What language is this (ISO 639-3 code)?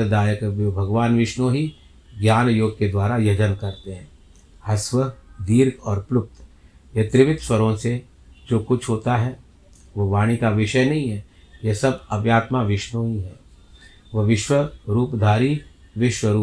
hin